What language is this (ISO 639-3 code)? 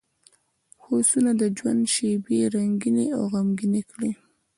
pus